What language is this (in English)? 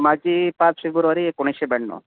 Marathi